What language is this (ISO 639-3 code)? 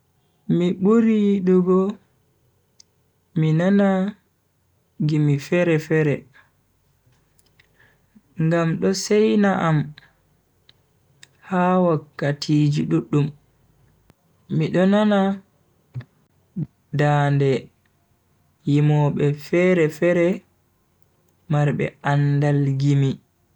fui